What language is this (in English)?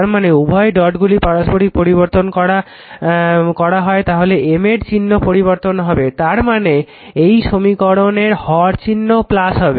Bangla